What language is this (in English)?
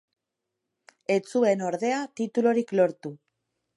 Basque